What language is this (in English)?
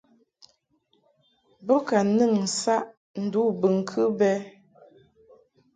Mungaka